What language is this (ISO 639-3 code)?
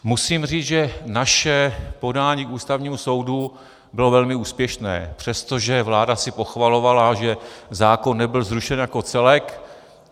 ces